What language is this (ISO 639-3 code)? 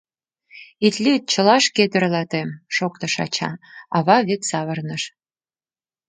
chm